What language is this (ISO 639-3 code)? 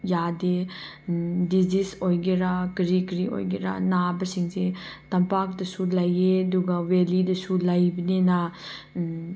mni